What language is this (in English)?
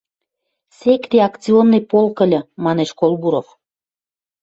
Western Mari